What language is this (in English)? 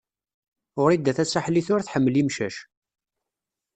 Kabyle